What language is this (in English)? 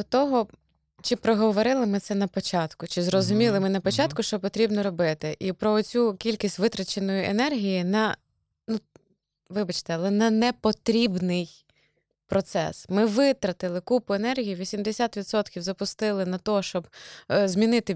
Ukrainian